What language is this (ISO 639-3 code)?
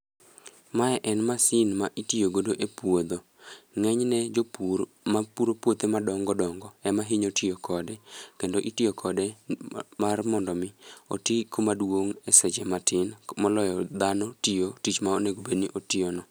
luo